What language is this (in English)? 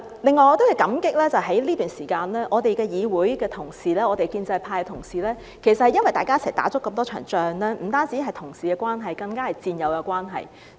Cantonese